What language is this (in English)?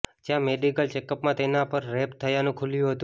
Gujarati